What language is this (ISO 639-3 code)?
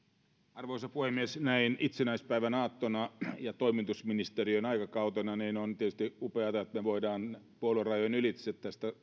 fin